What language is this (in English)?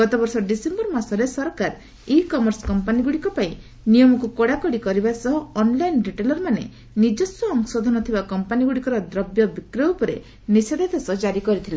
Odia